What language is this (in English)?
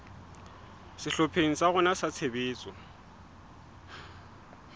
Southern Sotho